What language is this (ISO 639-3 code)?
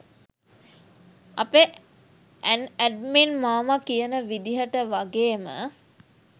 sin